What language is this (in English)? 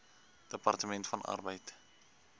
Afrikaans